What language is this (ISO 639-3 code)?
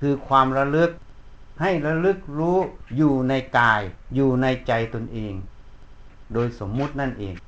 tha